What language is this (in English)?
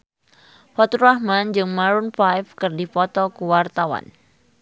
Sundanese